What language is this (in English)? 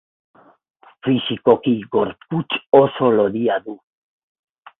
Basque